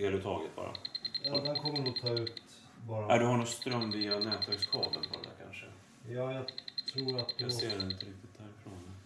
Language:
Swedish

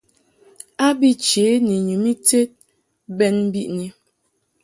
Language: Mungaka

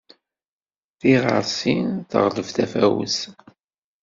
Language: Kabyle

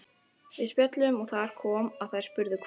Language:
Icelandic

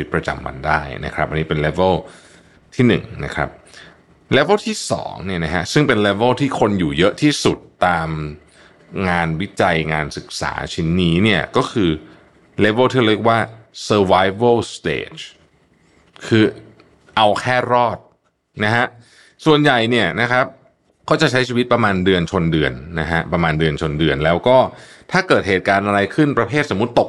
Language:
Thai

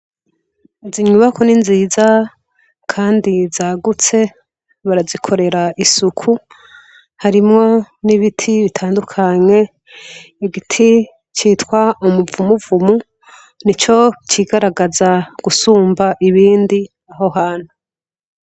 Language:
Rundi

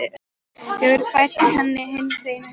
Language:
Icelandic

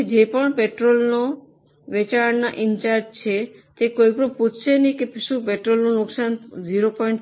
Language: Gujarati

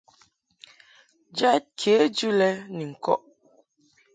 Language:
Mungaka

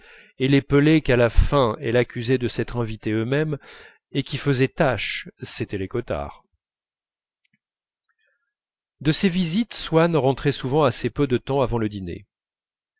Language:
French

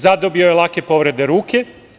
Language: Serbian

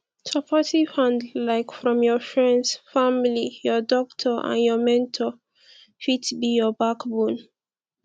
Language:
Nigerian Pidgin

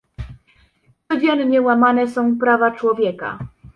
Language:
Polish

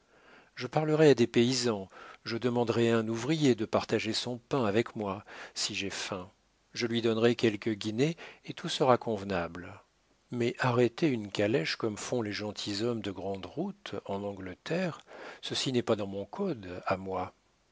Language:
French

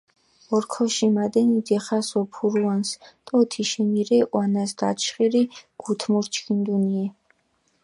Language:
Mingrelian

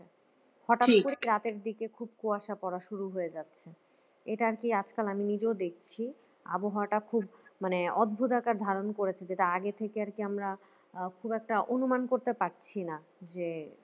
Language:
Bangla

